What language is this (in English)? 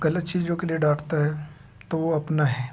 Hindi